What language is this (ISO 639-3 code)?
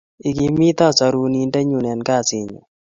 kln